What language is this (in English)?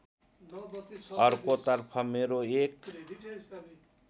Nepali